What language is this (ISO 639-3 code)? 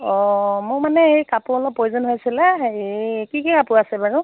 asm